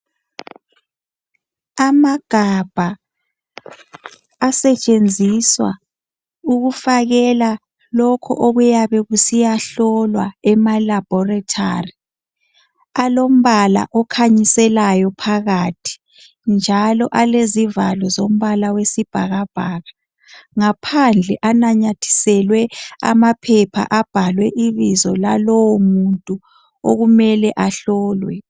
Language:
North Ndebele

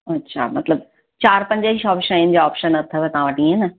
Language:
Sindhi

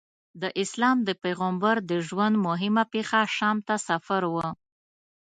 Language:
Pashto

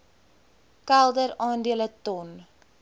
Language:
Afrikaans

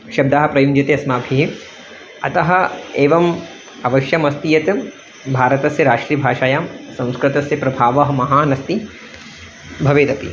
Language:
Sanskrit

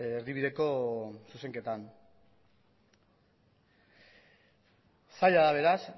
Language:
Basque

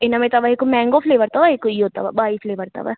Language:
Sindhi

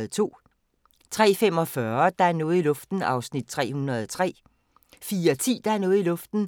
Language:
Danish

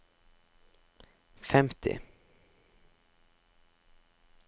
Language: Norwegian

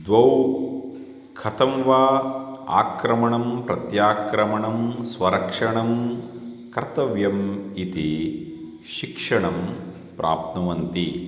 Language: Sanskrit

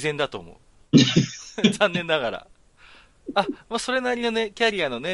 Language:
Japanese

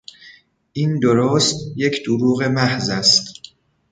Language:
Persian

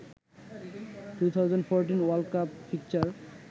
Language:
Bangla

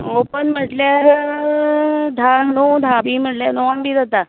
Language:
Konkani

